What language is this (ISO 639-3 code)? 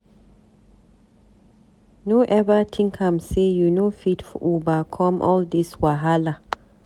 pcm